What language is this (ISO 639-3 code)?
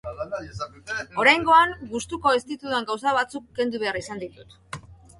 eus